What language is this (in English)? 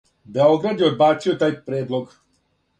Serbian